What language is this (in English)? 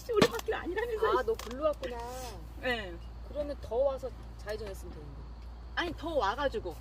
Korean